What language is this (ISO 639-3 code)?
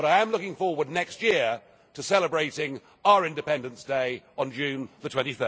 eng